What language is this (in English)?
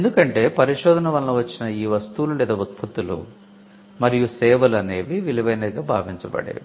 Telugu